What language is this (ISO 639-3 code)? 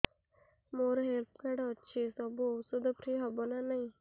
ori